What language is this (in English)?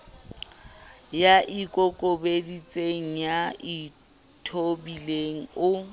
Southern Sotho